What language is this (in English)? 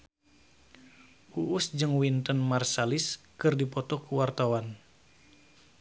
Sundanese